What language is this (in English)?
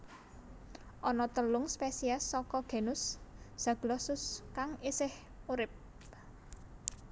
Javanese